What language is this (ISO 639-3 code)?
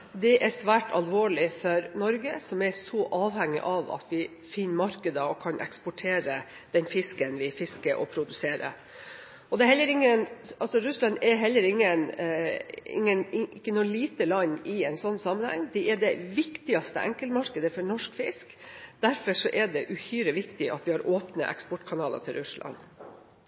nob